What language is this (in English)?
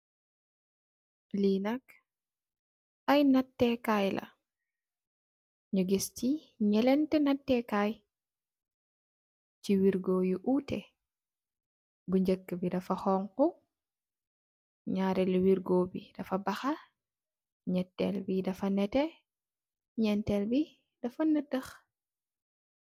Wolof